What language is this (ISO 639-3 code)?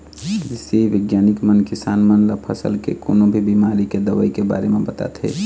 hne